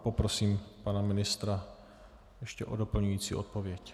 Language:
Czech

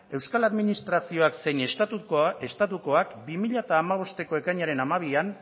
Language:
Basque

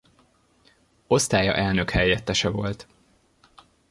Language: Hungarian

